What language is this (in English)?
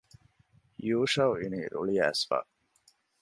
Divehi